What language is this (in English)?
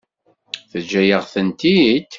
Kabyle